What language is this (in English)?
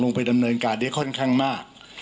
Thai